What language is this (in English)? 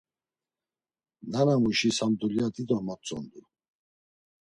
Laz